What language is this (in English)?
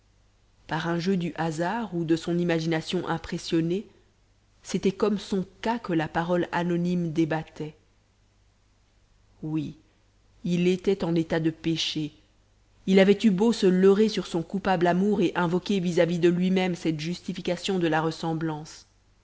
French